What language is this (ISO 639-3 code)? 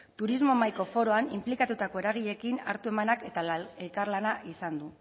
eus